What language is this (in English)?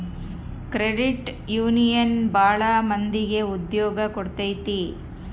Kannada